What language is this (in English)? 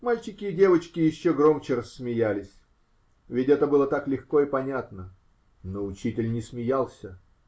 Russian